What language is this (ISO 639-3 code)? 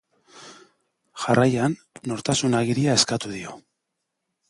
eus